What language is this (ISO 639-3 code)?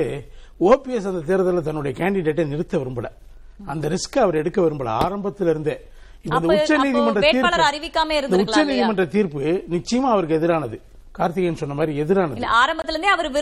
tam